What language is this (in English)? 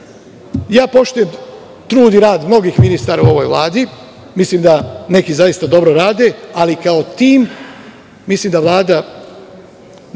Serbian